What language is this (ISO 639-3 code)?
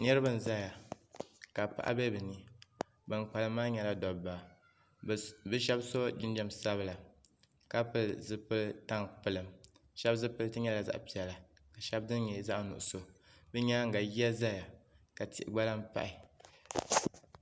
dag